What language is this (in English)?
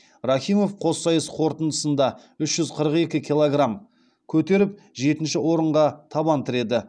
Kazakh